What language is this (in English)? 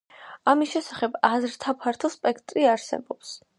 Georgian